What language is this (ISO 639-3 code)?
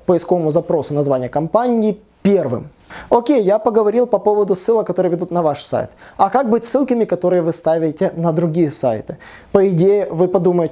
rus